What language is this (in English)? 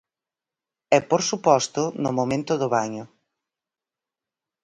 Galician